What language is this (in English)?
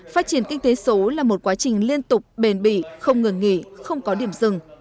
Vietnamese